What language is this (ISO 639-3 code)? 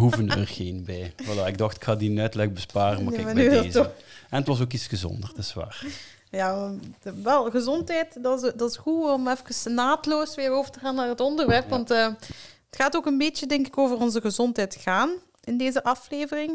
nld